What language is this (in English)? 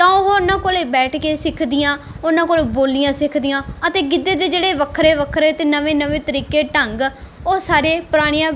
Punjabi